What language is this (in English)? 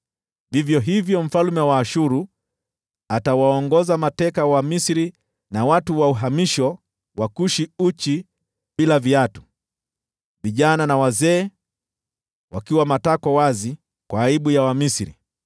Swahili